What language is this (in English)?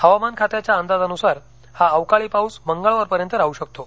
Marathi